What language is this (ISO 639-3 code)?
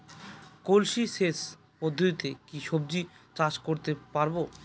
ben